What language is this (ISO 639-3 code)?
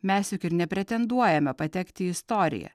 lit